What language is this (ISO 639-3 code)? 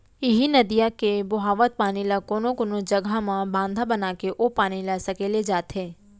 hne